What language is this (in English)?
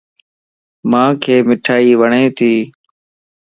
Lasi